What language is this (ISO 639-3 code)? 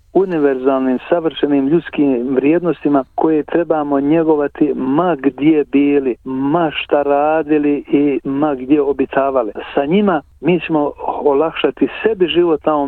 hrv